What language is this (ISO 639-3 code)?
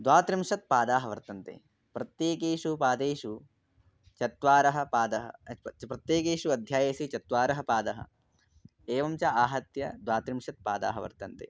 san